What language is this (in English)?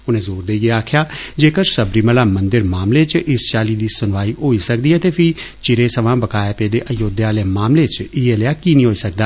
Dogri